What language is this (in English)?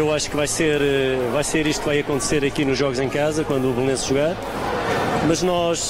Portuguese